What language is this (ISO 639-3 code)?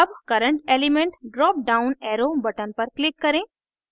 hin